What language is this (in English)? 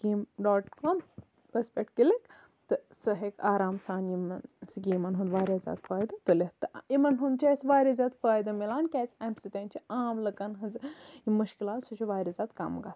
Kashmiri